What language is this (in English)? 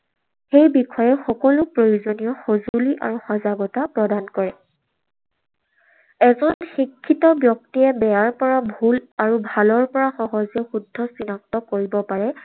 Assamese